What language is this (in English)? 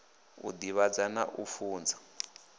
Venda